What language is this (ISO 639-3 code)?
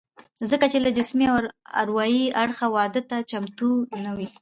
pus